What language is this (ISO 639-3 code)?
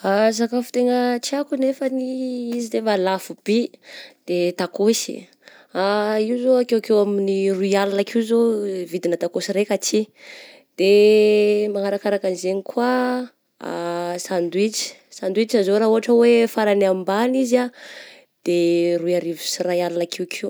bzc